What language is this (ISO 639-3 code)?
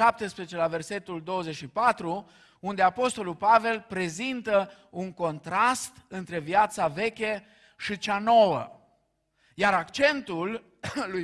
ron